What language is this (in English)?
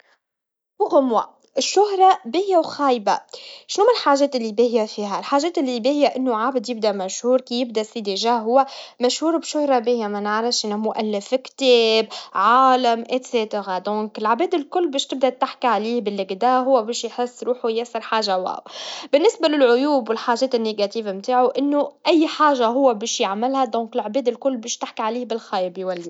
Tunisian Arabic